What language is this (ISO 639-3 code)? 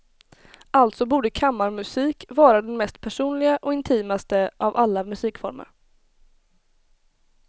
swe